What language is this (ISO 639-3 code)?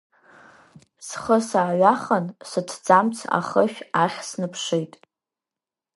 abk